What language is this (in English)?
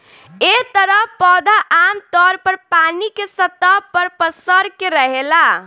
Bhojpuri